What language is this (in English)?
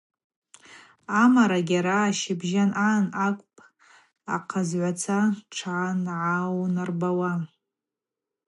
Abaza